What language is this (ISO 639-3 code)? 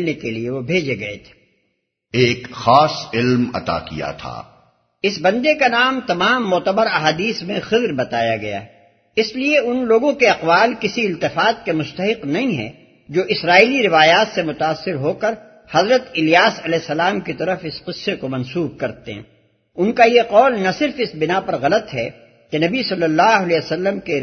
urd